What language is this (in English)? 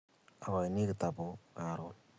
Kalenjin